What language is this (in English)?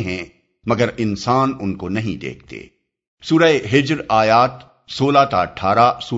Urdu